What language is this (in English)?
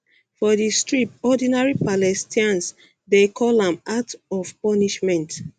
Nigerian Pidgin